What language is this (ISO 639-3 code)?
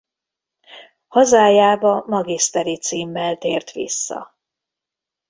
hun